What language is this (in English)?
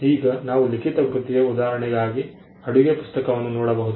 Kannada